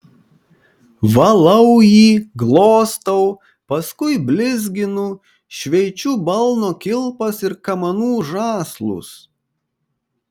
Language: Lithuanian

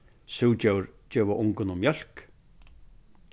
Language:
Faroese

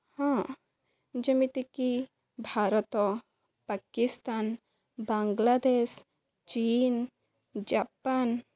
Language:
Odia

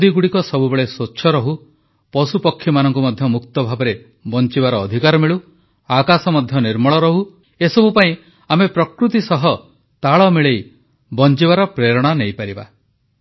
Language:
Odia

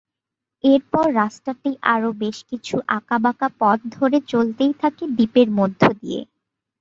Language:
Bangla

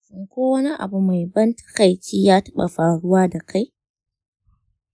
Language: Hausa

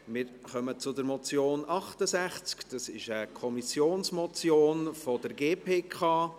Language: Swiss German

